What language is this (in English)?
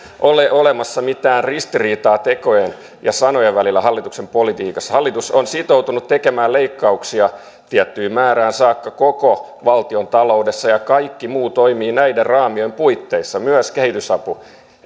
Finnish